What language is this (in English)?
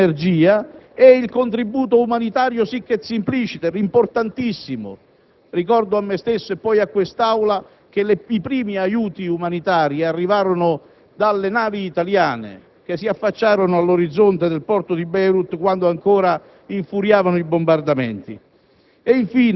Italian